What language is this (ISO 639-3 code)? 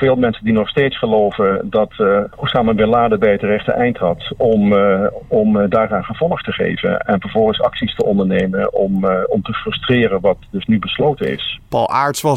nld